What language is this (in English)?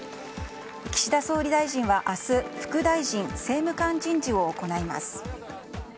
Japanese